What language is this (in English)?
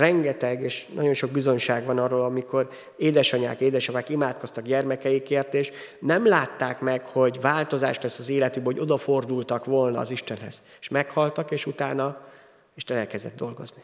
Hungarian